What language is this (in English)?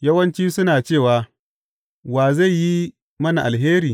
Hausa